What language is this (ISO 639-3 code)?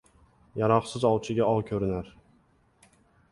uzb